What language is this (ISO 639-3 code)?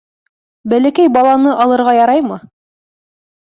bak